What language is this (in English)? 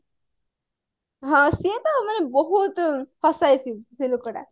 Odia